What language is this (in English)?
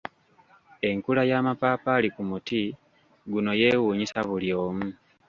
Ganda